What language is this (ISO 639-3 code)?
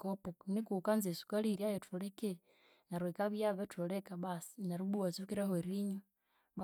koo